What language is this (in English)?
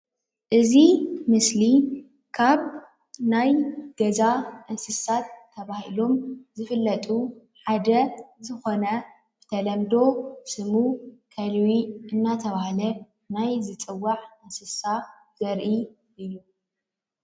Tigrinya